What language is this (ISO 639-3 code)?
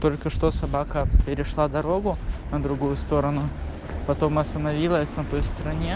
rus